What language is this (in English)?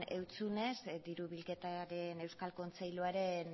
Basque